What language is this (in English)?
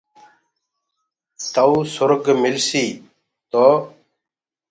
Gurgula